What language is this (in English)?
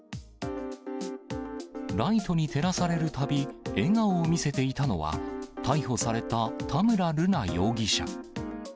Japanese